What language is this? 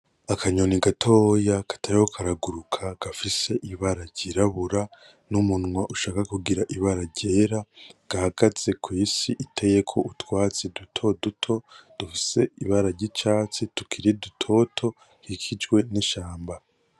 Rundi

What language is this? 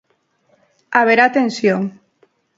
Galician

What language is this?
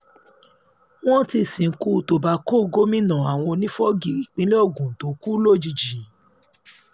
Yoruba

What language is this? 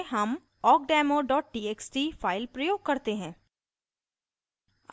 Hindi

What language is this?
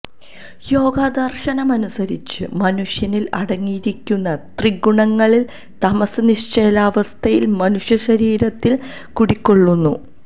Malayalam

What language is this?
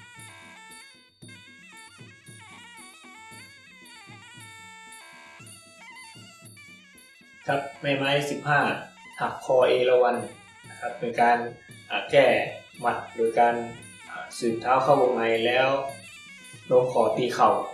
Thai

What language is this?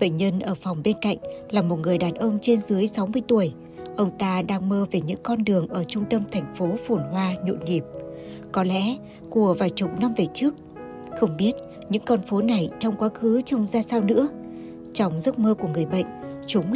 Vietnamese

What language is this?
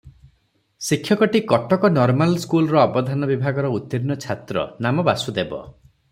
Odia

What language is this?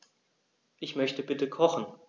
German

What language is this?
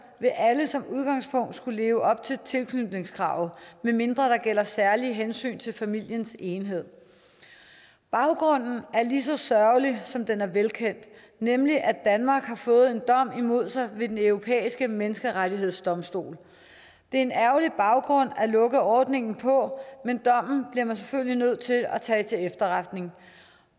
Danish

